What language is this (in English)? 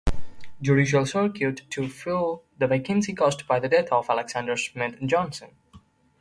English